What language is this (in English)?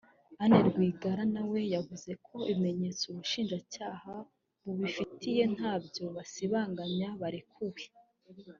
Kinyarwanda